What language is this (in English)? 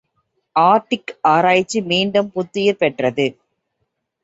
Tamil